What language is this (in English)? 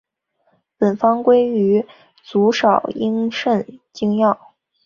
Chinese